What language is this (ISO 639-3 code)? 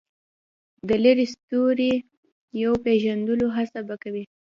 pus